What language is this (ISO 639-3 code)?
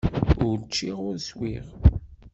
kab